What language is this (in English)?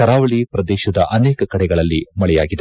Kannada